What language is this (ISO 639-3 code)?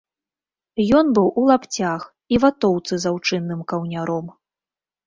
bel